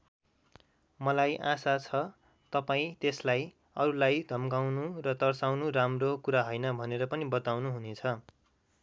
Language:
Nepali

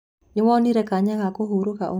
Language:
Kikuyu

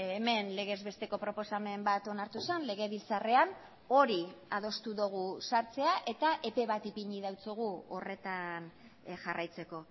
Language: Basque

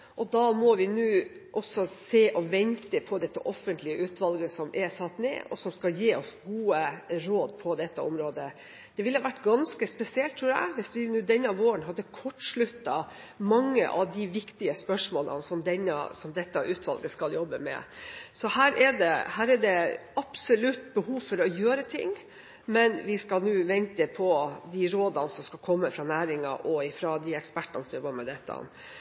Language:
Norwegian Bokmål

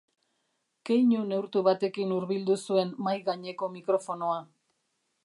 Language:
Basque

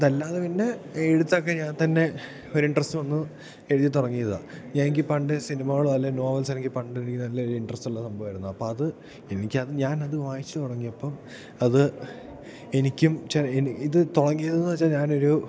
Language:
Malayalam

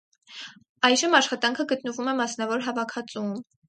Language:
Armenian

